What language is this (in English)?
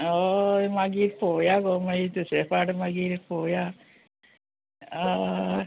Konkani